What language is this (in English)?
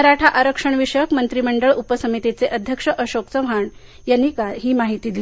Marathi